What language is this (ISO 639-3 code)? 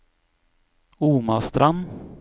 nor